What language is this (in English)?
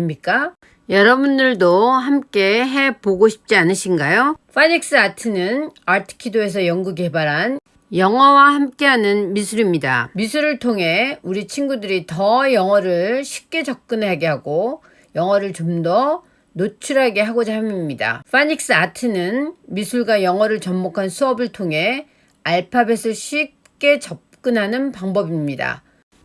Korean